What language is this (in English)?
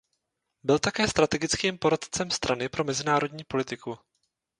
Czech